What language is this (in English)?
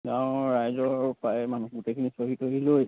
Assamese